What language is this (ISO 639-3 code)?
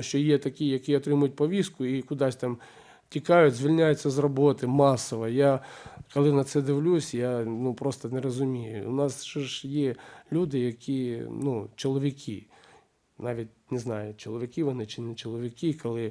ukr